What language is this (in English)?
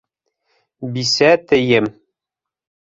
Bashkir